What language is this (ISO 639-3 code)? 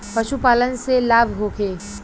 bho